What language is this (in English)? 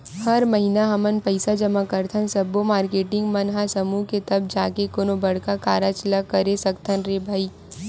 Chhattisgarhi